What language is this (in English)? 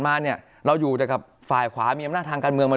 Thai